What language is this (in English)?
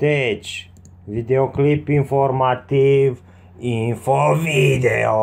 Romanian